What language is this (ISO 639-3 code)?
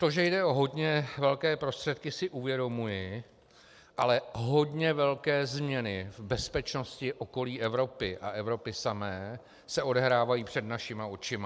ces